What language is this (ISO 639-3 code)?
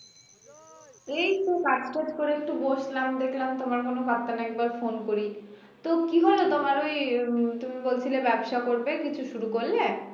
ben